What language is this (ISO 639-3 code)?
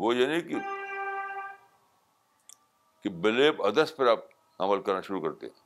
urd